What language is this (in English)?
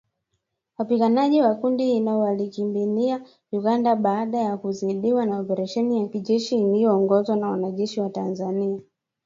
Swahili